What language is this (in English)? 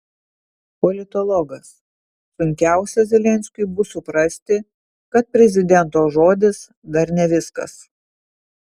Lithuanian